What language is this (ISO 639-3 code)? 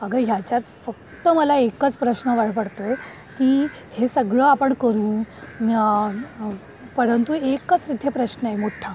mar